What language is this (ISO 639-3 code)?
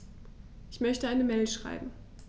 deu